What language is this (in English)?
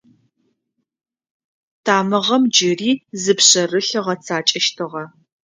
Adyghe